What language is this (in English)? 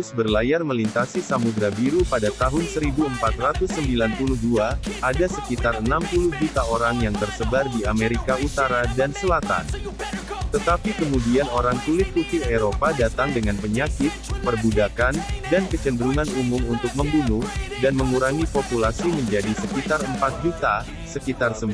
Indonesian